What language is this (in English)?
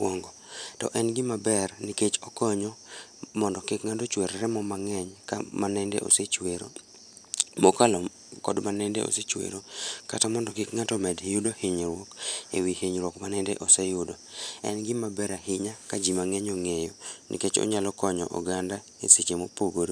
Luo (Kenya and Tanzania)